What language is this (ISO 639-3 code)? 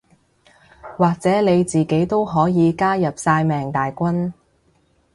yue